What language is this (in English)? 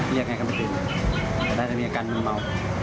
Thai